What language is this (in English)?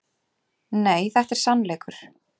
Icelandic